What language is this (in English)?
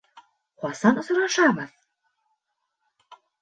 Bashkir